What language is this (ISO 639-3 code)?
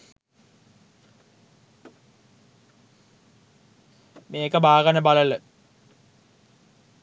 sin